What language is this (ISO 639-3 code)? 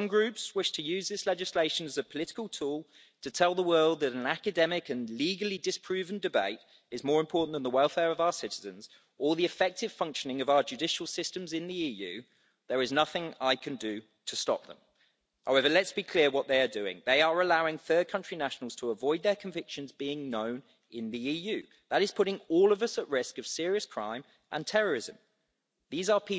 eng